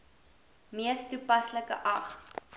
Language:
Afrikaans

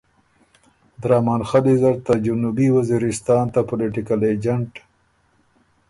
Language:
Ormuri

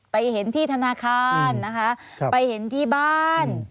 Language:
Thai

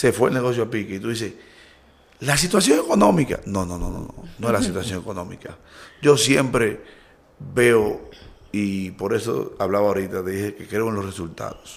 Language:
Spanish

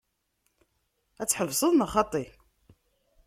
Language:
Kabyle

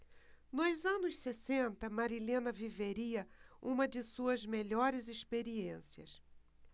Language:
Portuguese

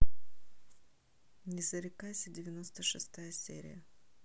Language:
Russian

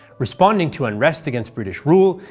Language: English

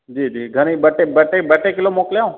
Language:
Sindhi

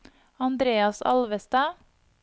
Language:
Norwegian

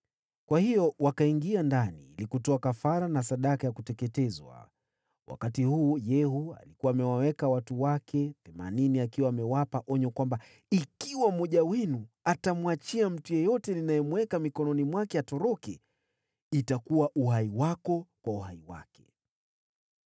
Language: Swahili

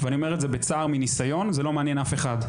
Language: Hebrew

